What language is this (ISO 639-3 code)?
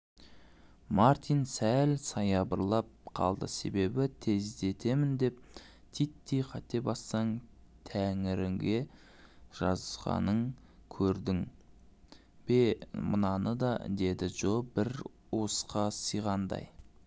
kaz